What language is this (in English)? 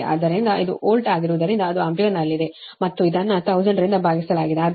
Kannada